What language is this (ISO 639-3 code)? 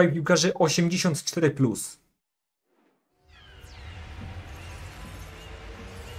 pol